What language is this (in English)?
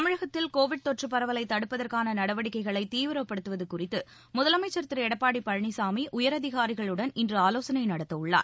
Tamil